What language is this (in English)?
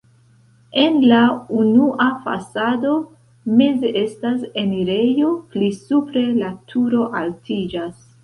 Esperanto